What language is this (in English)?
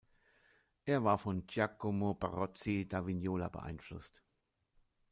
German